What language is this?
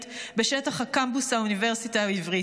Hebrew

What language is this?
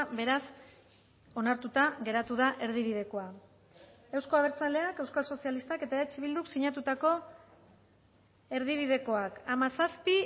Basque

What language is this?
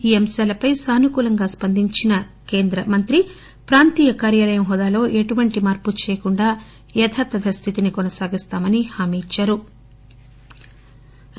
Telugu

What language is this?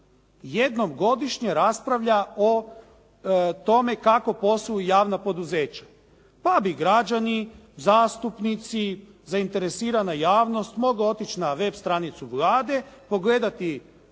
Croatian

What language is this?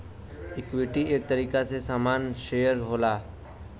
Bhojpuri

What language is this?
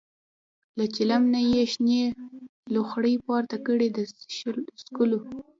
Pashto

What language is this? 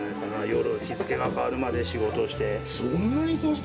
Japanese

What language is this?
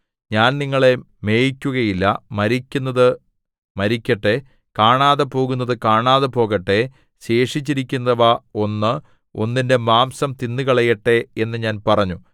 Malayalam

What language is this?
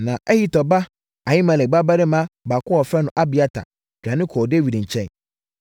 Akan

